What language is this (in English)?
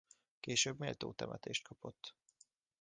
Hungarian